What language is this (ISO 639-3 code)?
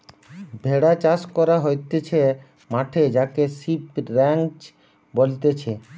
ben